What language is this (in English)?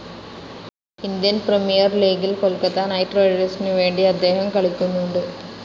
Malayalam